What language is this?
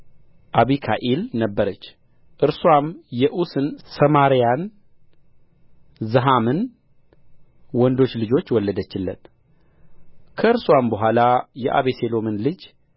Amharic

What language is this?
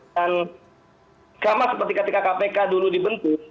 Indonesian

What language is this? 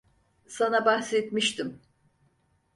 Turkish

